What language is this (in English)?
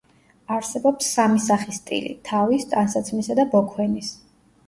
Georgian